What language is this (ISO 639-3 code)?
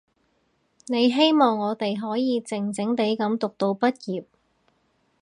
yue